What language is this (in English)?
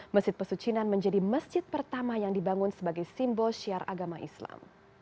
Indonesian